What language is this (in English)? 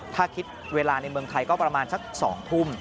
Thai